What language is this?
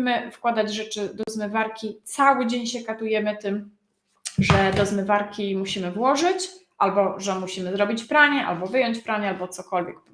Polish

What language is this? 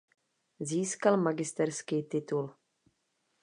Czech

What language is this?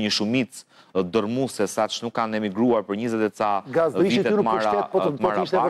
Romanian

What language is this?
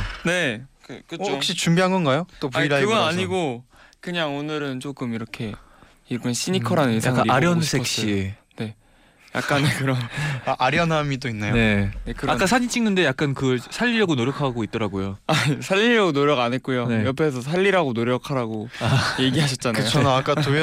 Korean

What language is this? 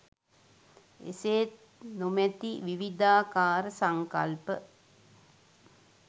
Sinhala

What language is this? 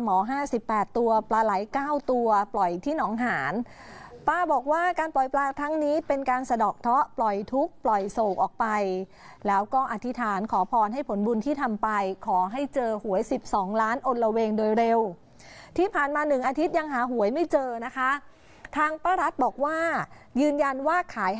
Thai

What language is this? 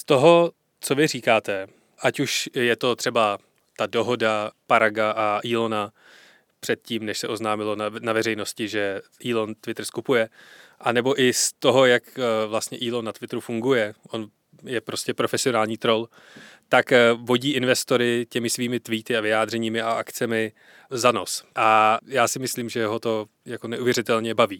Czech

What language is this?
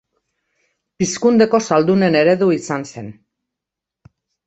Basque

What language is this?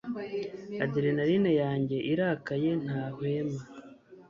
Kinyarwanda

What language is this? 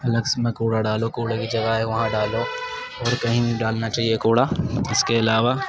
Urdu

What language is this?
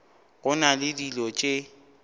Northern Sotho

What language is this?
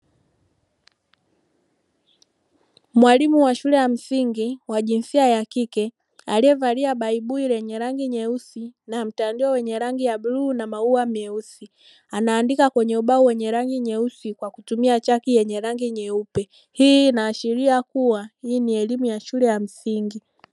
Swahili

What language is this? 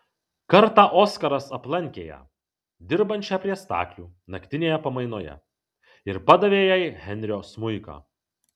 Lithuanian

